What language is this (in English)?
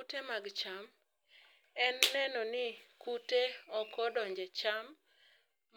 Luo (Kenya and Tanzania)